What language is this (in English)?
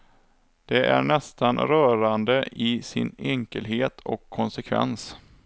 Swedish